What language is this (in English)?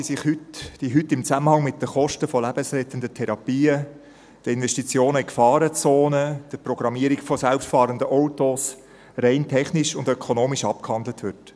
Swiss German